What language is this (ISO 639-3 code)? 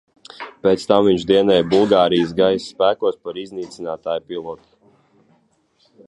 lav